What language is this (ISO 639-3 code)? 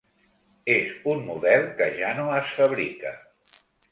cat